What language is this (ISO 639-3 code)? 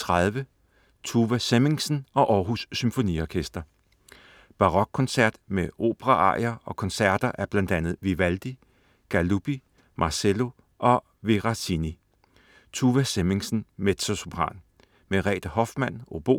dan